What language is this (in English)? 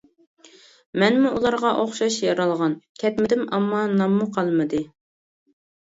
Uyghur